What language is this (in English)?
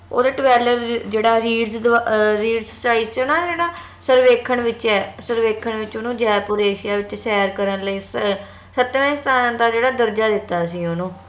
Punjabi